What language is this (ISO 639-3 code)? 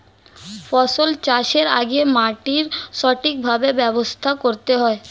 ben